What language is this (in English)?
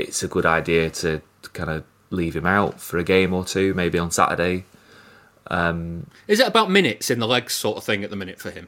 English